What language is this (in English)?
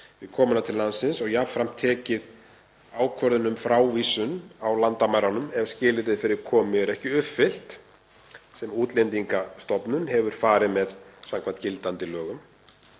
Icelandic